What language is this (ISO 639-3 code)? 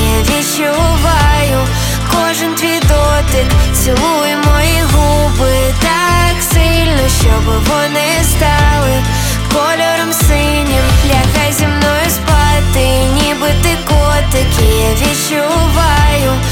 ukr